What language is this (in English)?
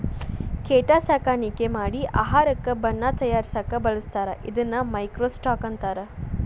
Kannada